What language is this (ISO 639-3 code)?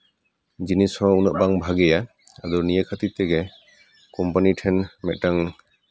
sat